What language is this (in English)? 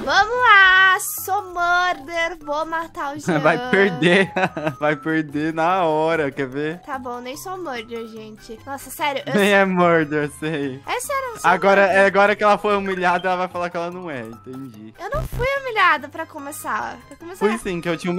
Portuguese